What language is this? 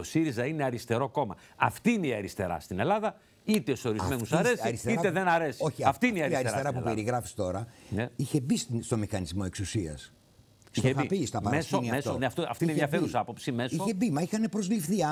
Greek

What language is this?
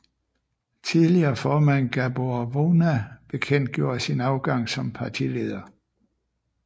Danish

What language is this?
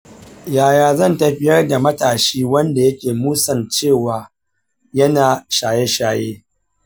Hausa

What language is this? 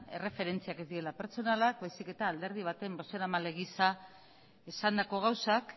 Basque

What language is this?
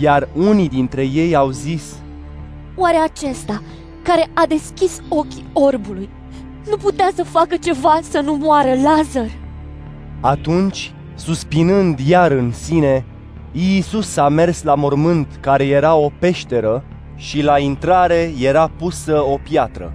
Romanian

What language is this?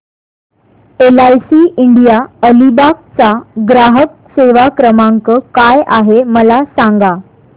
Marathi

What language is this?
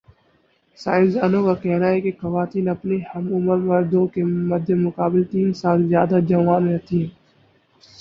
Urdu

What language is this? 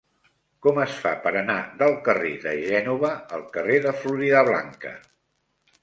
Catalan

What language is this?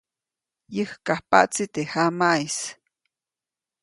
Copainalá Zoque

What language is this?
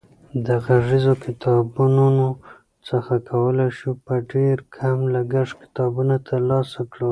Pashto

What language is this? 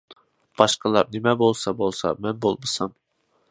Uyghur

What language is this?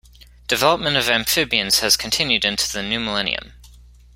English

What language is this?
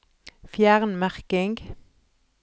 Norwegian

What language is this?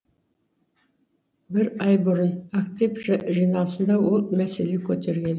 Kazakh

